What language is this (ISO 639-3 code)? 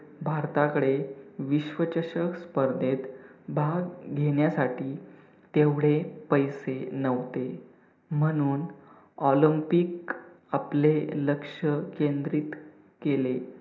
mar